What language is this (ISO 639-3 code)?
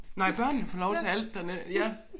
dan